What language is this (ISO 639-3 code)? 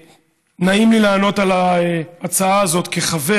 heb